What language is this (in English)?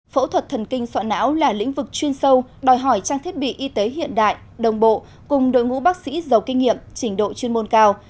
Vietnamese